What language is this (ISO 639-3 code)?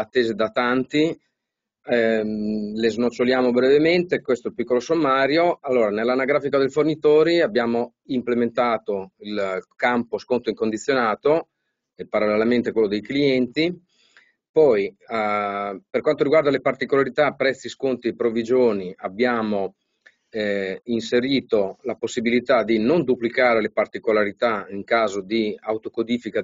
ita